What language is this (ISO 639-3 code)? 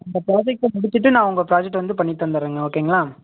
tam